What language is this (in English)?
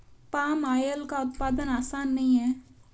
Hindi